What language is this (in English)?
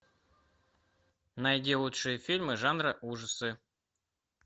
Russian